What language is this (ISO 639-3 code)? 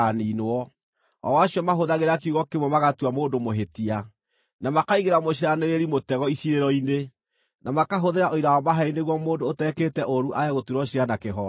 kik